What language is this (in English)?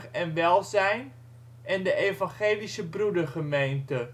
Dutch